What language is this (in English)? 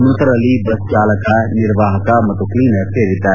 Kannada